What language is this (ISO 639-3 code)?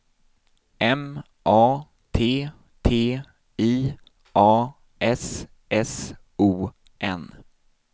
swe